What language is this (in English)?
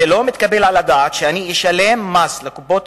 Hebrew